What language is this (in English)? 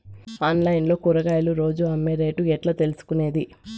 Telugu